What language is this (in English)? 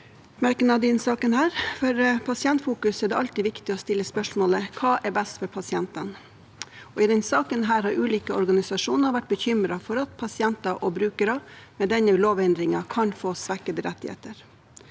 Norwegian